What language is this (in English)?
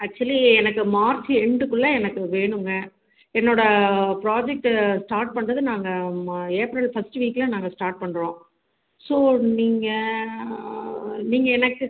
Tamil